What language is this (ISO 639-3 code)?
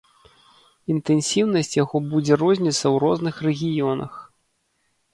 bel